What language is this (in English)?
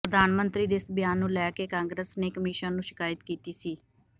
Punjabi